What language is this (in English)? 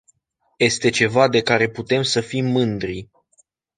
Romanian